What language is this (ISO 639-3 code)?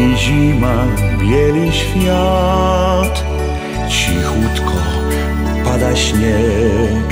pol